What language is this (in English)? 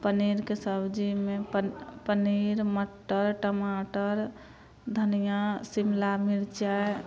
Maithili